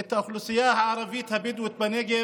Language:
Hebrew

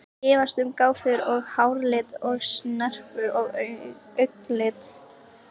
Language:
Icelandic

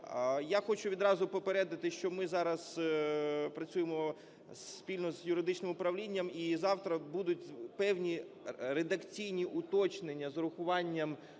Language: Ukrainian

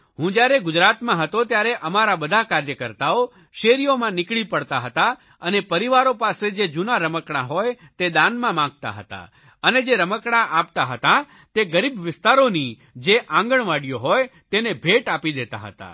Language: Gujarati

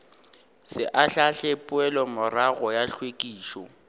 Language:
Northern Sotho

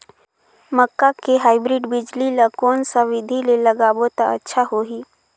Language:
Chhattisgarhi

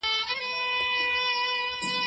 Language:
Pashto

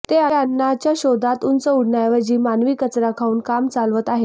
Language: Marathi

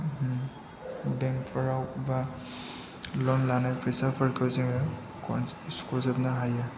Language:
Bodo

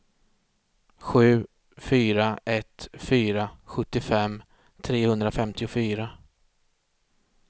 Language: Swedish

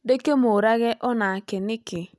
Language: Kikuyu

